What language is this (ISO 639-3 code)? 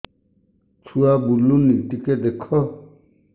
ori